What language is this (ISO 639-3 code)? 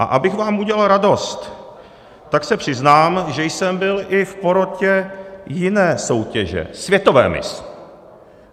ces